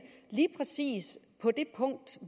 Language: Danish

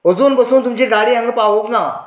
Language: Konkani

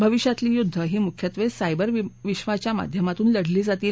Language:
Marathi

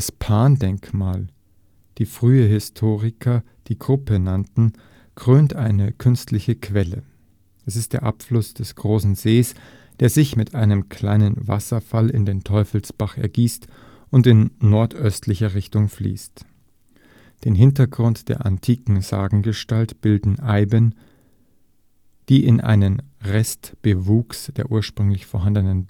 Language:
German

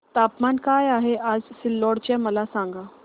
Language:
Marathi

